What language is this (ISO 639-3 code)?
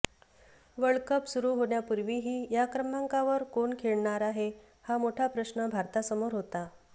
mar